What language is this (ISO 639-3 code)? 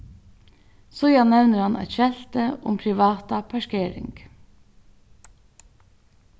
fao